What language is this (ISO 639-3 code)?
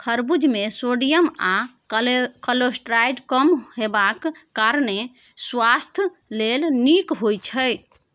mai